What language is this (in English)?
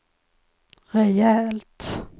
Swedish